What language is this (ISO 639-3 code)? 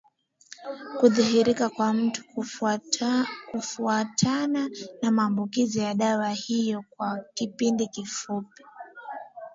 swa